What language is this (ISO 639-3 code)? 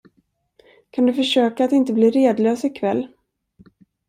swe